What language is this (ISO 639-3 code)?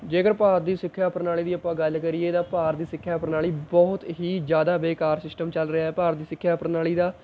pan